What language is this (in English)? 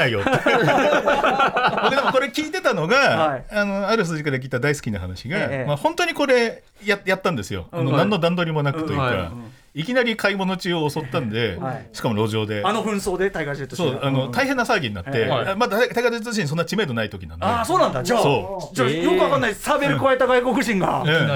Japanese